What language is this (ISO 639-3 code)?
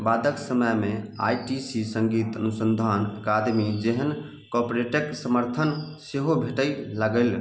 mai